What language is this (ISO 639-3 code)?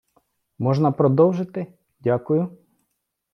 ukr